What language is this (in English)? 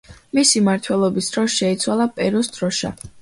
Georgian